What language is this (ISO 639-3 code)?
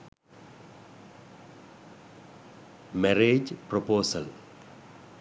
sin